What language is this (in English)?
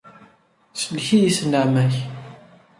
Kabyle